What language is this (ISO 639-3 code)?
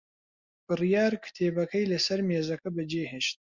ckb